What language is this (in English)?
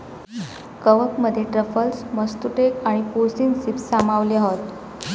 Marathi